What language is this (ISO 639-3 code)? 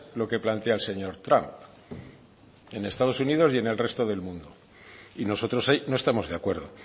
spa